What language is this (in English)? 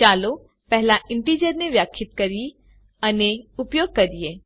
Gujarati